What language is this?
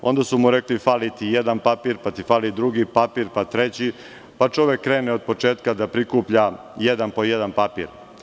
Serbian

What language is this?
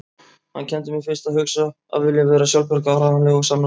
Icelandic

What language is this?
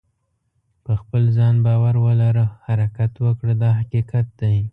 Pashto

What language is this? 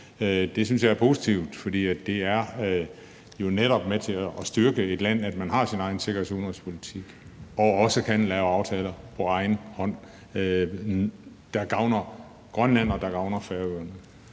Danish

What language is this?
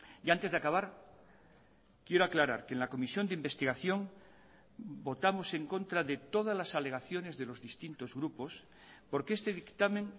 Spanish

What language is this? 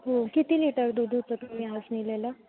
Marathi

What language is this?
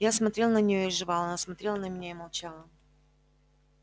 Russian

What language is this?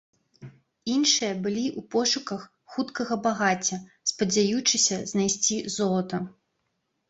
Belarusian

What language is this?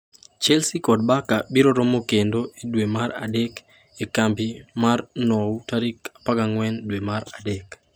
Luo (Kenya and Tanzania)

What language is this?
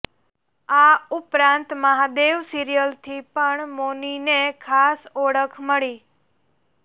Gujarati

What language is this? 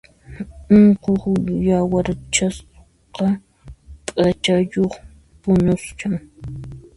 Puno Quechua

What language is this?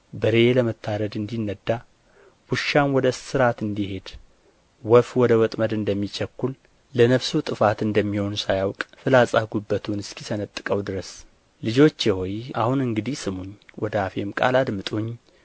Amharic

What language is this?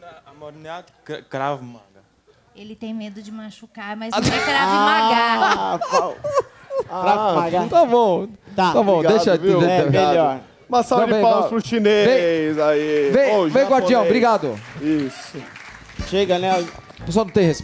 Portuguese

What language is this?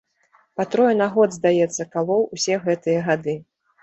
Belarusian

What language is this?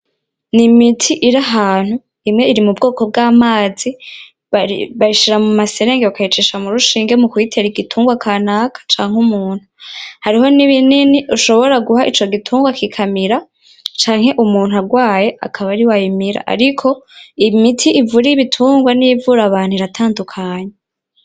Rundi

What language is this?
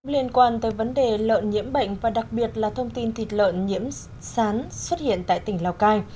Vietnamese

